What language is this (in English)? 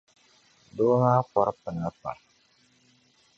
Dagbani